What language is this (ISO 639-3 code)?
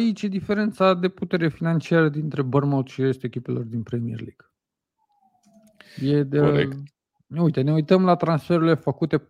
ron